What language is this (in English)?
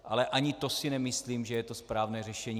Czech